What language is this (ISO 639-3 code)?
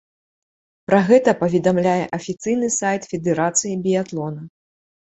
bel